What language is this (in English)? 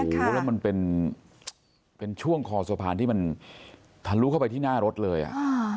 Thai